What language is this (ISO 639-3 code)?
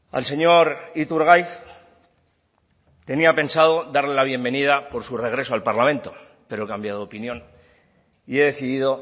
spa